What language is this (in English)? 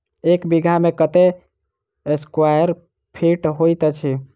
Maithili